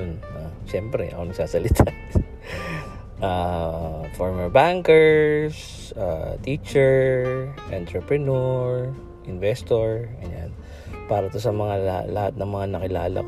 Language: Filipino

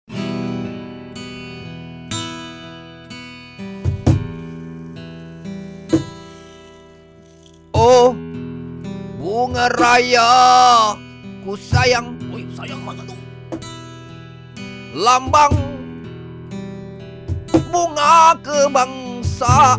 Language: Malay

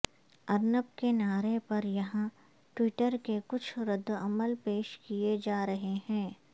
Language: Urdu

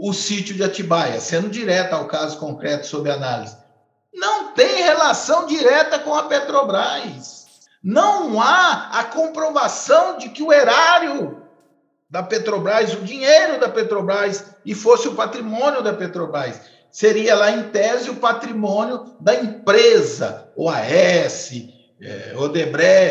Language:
Portuguese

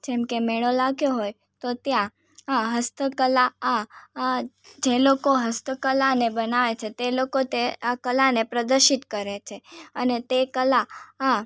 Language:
Gujarati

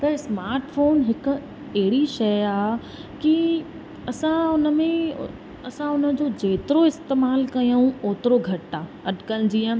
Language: Sindhi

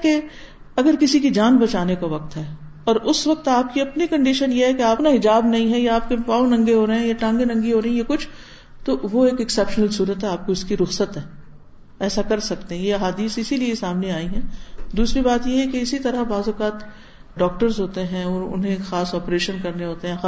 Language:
Urdu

